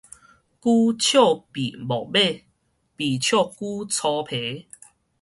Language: Min Nan Chinese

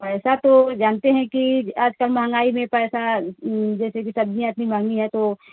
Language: Hindi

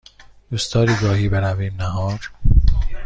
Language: Persian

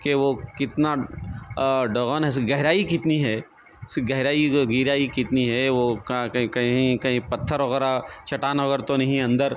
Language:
Urdu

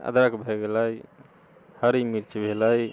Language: Maithili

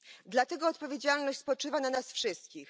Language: Polish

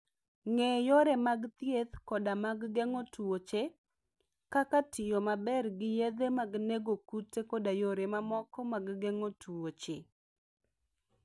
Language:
Luo (Kenya and Tanzania)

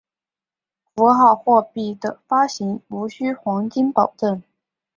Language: Chinese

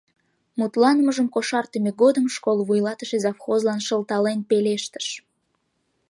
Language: Mari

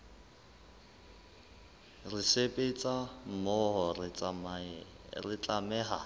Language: Southern Sotho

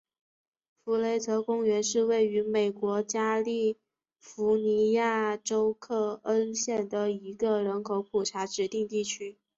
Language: Chinese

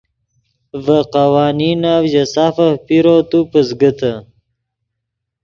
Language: Yidgha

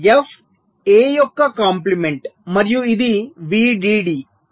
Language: Telugu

